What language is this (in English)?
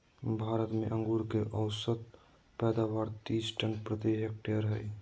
Magahi